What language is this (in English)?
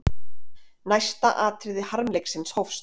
Icelandic